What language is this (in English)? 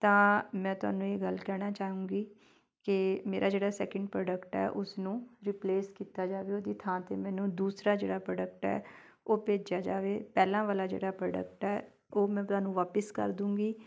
Punjabi